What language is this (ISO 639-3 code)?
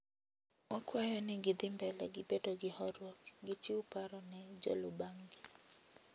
luo